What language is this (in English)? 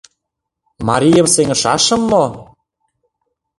Mari